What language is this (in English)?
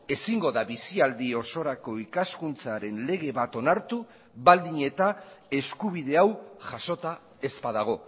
Basque